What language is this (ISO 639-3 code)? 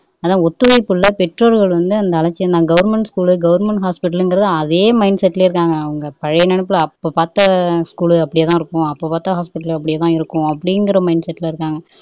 tam